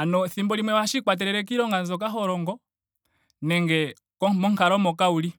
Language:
Ndonga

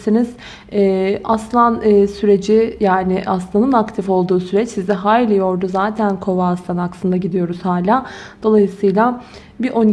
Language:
Turkish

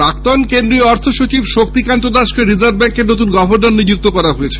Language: Bangla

